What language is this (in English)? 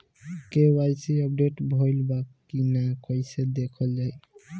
Bhojpuri